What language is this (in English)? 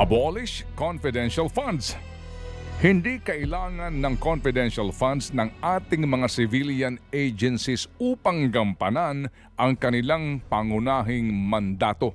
Filipino